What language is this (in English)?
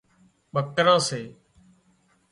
Wadiyara Koli